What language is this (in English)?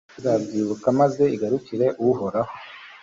Kinyarwanda